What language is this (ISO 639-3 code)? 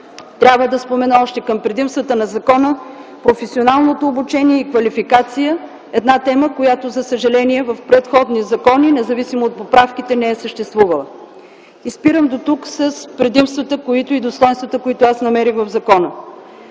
bul